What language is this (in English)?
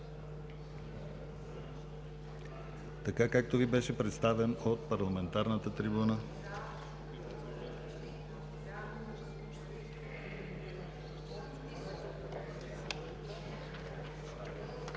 Bulgarian